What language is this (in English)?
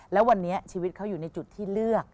Thai